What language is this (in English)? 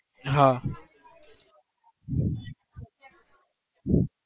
Gujarati